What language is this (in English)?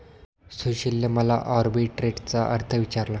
Marathi